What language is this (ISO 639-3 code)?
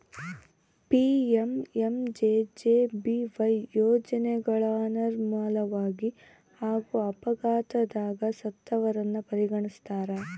kan